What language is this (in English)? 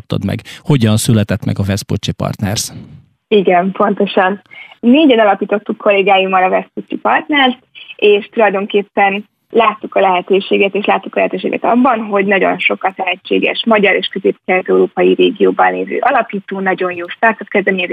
Hungarian